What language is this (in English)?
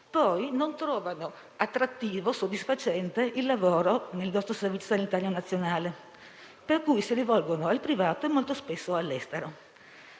Italian